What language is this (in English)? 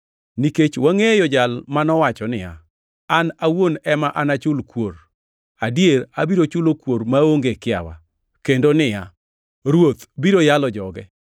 Luo (Kenya and Tanzania)